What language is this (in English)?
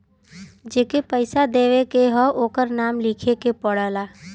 Bhojpuri